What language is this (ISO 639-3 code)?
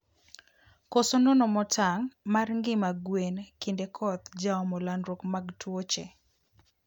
luo